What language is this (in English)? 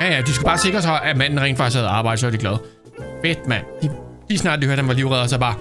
Danish